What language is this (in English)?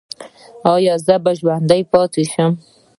Pashto